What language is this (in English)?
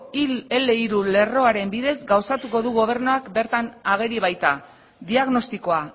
Basque